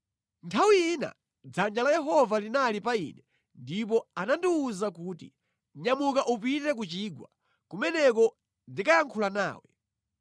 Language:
Nyanja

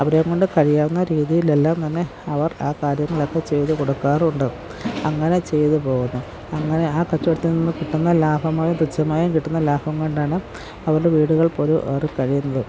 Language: Malayalam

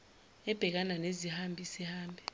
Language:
Zulu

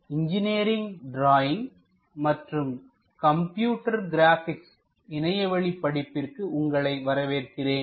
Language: Tamil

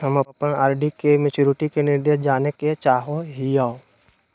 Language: Magahi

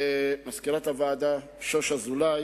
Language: Hebrew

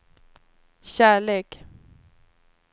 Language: Swedish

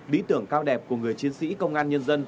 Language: Vietnamese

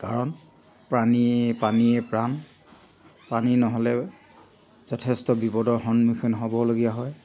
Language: Assamese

